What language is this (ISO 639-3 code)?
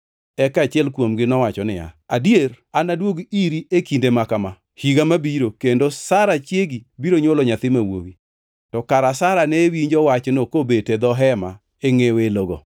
luo